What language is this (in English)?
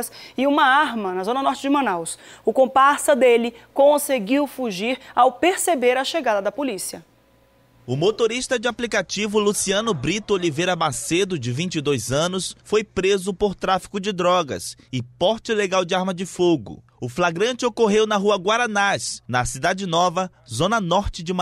Portuguese